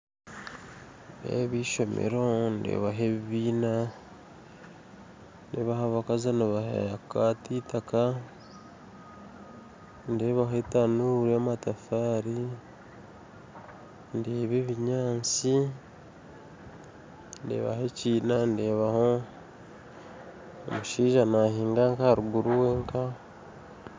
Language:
Nyankole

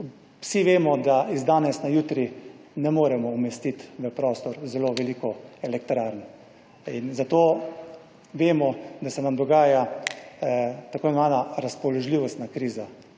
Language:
Slovenian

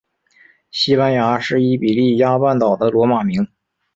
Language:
Chinese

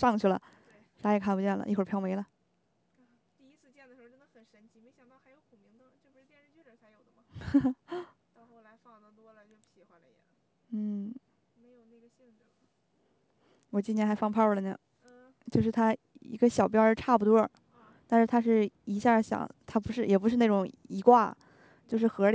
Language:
Chinese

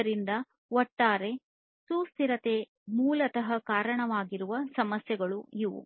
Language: Kannada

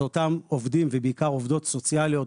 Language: Hebrew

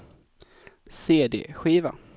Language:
Swedish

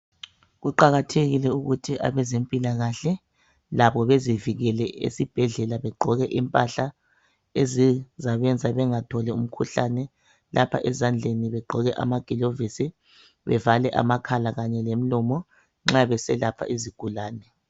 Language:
North Ndebele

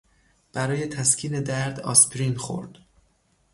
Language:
Persian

